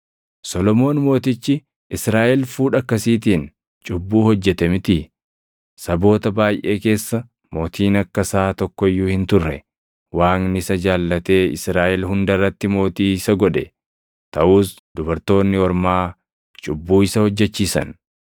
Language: Oromo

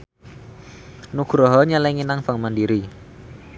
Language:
Javanese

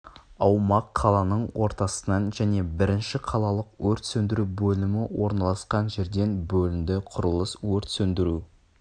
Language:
Kazakh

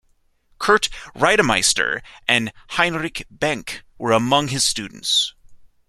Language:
English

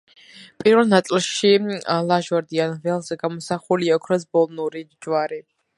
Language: Georgian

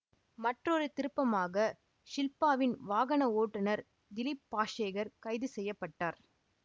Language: Tamil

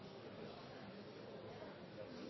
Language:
Norwegian Bokmål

